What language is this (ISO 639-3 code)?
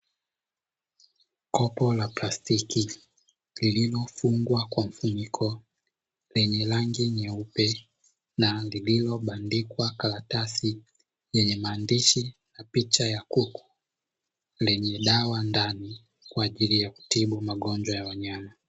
swa